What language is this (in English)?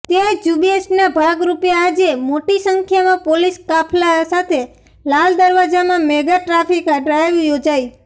Gujarati